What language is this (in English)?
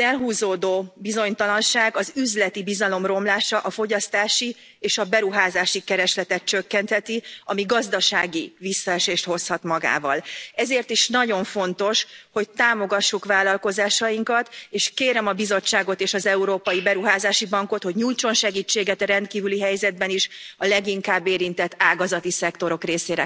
Hungarian